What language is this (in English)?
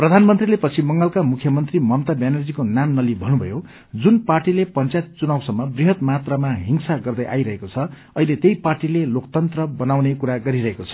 Nepali